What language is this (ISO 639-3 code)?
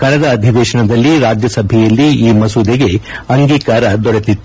kan